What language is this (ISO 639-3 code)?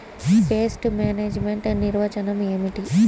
tel